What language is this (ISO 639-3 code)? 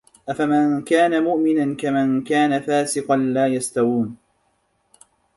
ara